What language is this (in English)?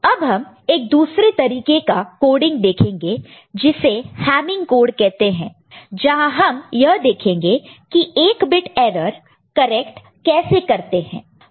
Hindi